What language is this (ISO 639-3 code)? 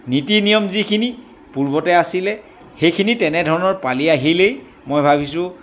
asm